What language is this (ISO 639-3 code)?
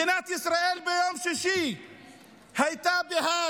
heb